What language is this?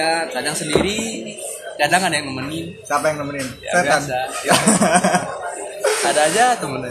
Indonesian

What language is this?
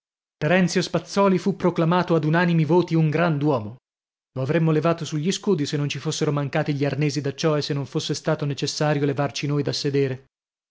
Italian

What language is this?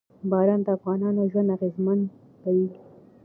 Pashto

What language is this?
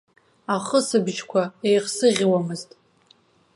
Abkhazian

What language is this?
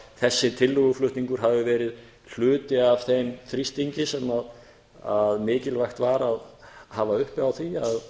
Icelandic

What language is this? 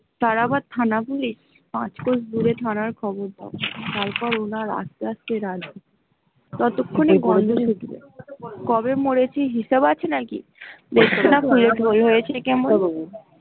Bangla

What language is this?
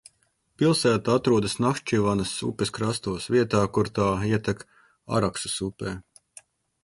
Latvian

